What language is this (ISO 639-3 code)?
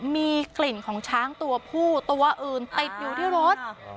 tha